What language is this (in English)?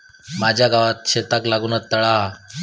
Marathi